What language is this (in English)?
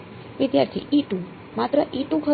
Gujarati